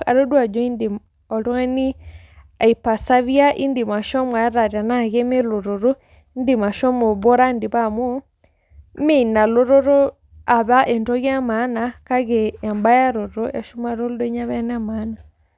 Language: Masai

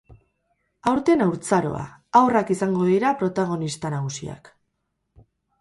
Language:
Basque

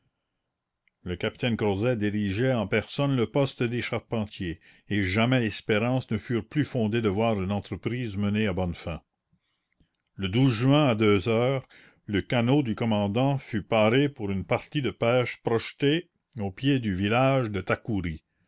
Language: French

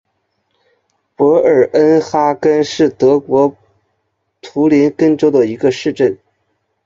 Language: Chinese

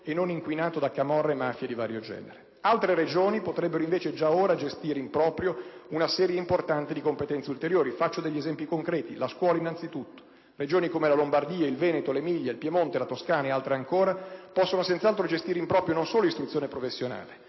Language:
Italian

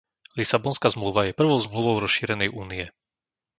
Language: Slovak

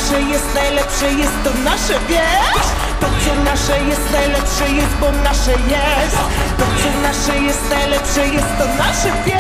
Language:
Polish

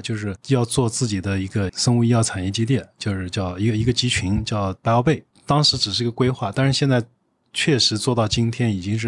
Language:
Chinese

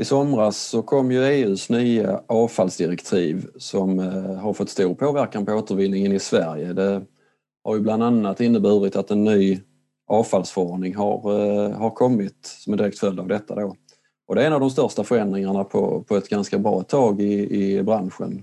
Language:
Swedish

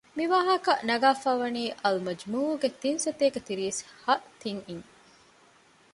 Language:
Divehi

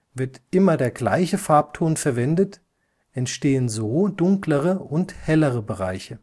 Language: German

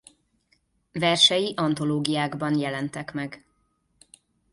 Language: Hungarian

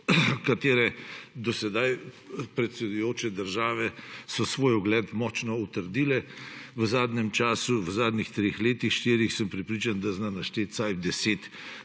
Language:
Slovenian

